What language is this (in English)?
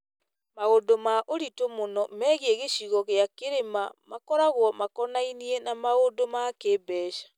Kikuyu